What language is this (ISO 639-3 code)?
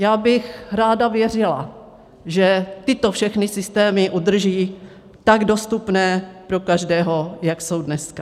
ces